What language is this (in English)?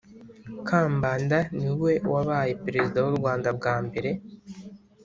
Kinyarwanda